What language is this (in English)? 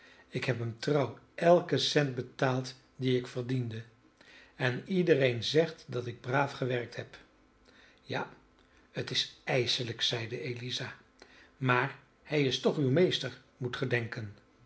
Dutch